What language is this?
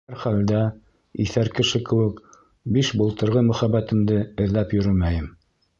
Bashkir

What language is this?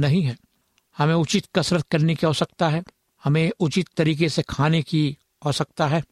Hindi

